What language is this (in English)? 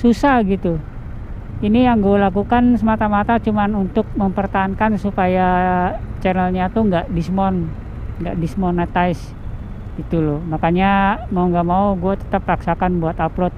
Indonesian